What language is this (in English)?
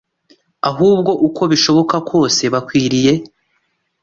Kinyarwanda